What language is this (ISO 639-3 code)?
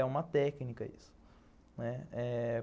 por